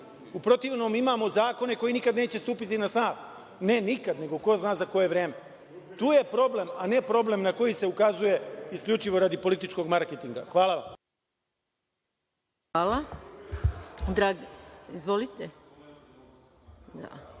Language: Serbian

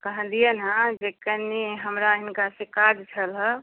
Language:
Maithili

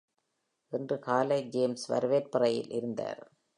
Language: Tamil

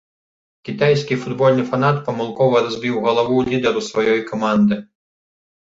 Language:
Belarusian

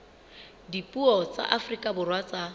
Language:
Southern Sotho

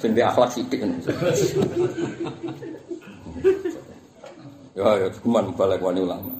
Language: Indonesian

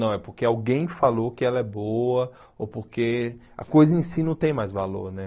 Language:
Portuguese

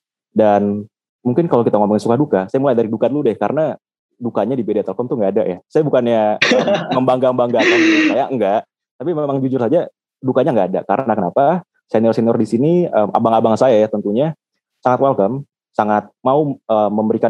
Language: Indonesian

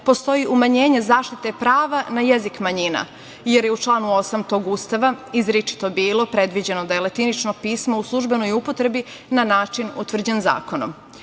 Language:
Serbian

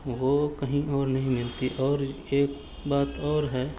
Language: Urdu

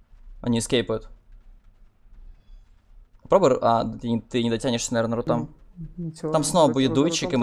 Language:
Russian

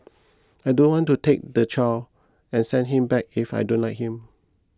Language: English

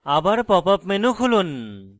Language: Bangla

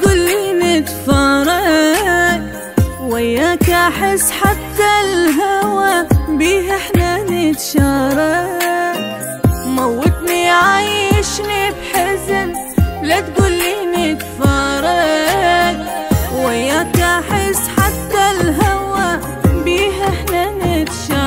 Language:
Arabic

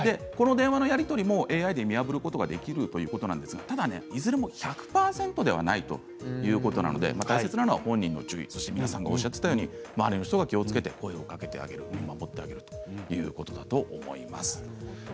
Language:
Japanese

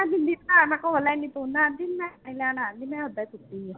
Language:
Punjabi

